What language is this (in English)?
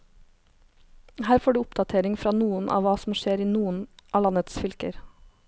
Norwegian